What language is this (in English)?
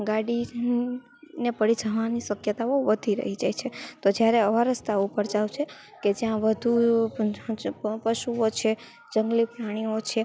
Gujarati